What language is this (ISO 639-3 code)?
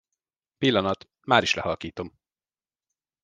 hun